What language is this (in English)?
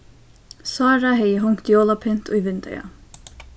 Faroese